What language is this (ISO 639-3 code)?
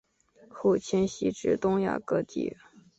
zho